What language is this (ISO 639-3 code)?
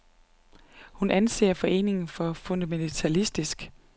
dan